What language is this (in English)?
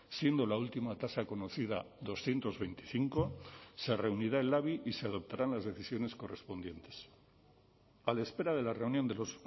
Spanish